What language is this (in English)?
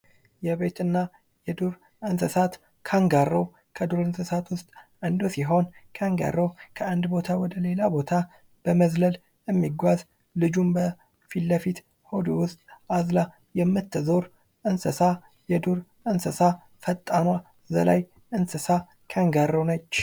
Amharic